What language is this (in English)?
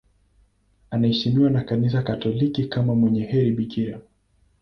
Swahili